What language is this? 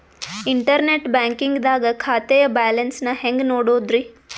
Kannada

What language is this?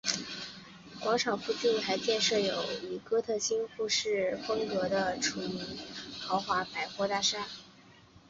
Chinese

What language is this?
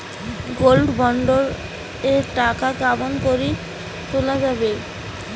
Bangla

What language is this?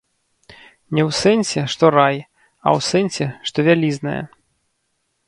Belarusian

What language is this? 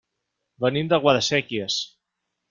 Catalan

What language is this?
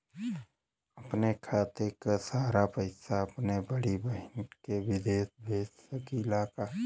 Bhojpuri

